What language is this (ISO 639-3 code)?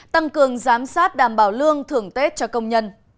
vie